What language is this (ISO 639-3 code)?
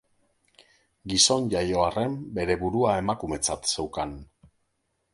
eus